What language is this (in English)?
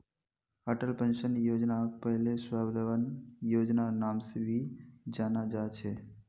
Magahi